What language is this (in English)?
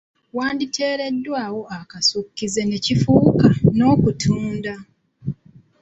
Ganda